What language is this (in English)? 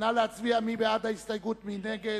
Hebrew